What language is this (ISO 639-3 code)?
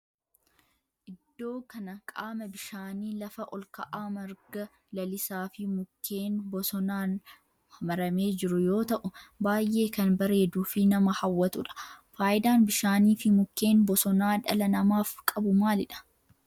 orm